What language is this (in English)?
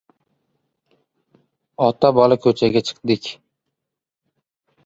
Uzbek